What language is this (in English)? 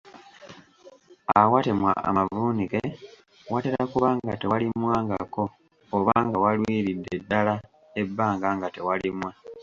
Ganda